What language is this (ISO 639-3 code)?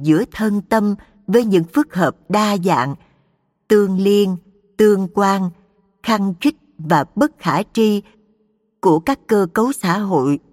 vie